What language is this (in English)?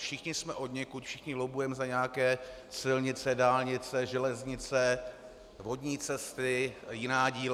Czech